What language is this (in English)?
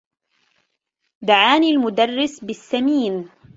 Arabic